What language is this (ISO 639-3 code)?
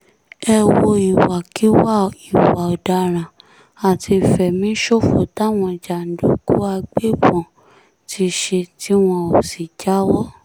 yor